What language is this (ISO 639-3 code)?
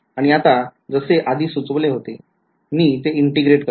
mar